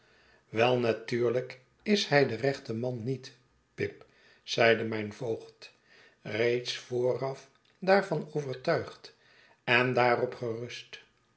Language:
Dutch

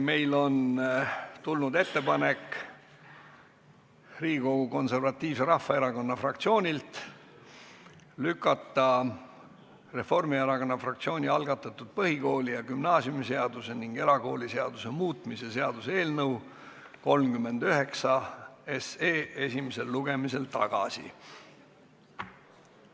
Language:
Estonian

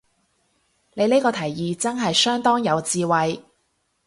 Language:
Cantonese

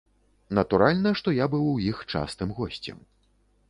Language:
Belarusian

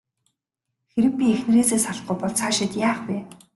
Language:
Mongolian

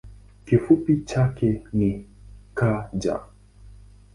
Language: Swahili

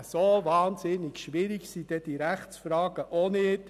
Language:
Swiss German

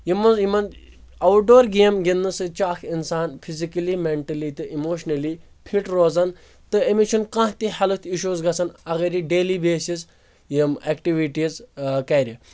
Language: Kashmiri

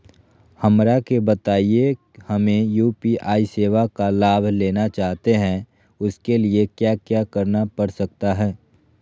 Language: Magahi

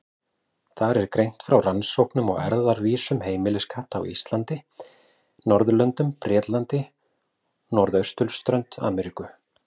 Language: Icelandic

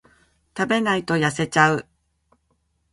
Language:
Japanese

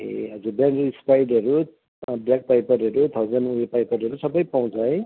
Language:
Nepali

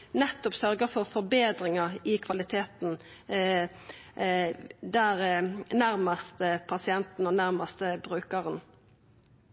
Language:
Norwegian Nynorsk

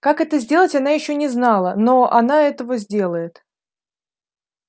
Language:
Russian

